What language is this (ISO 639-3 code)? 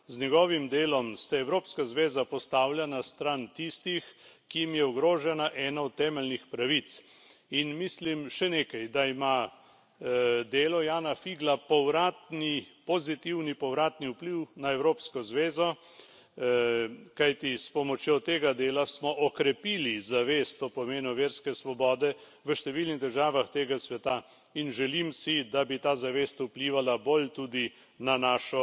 slv